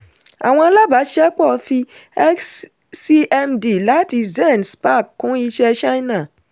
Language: Yoruba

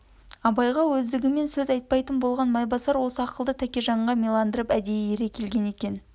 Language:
Kazakh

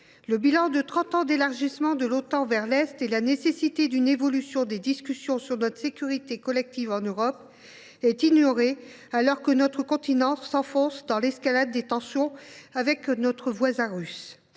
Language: French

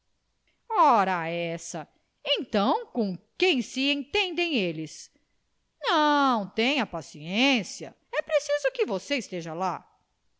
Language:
Portuguese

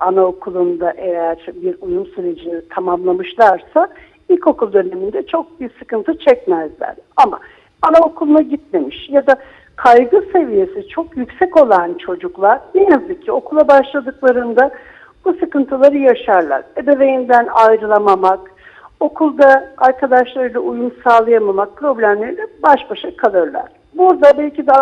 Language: Turkish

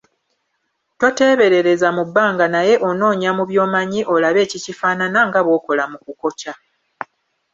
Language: Ganda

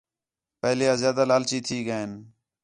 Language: Khetrani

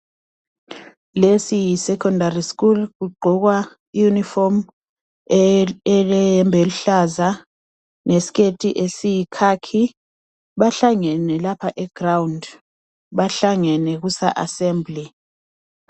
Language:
North Ndebele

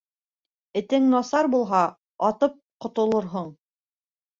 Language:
Bashkir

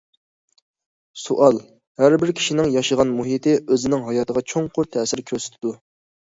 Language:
Uyghur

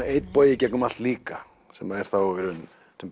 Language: Icelandic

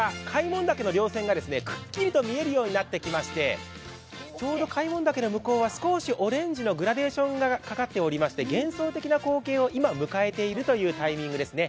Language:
Japanese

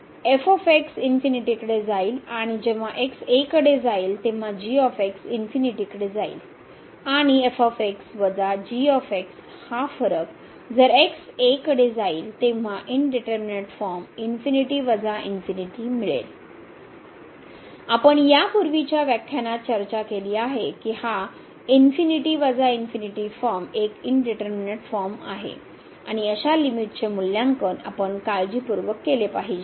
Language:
Marathi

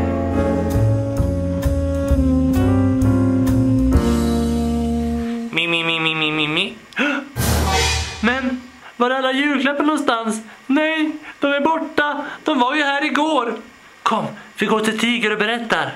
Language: Swedish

